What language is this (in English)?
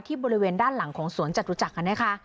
Thai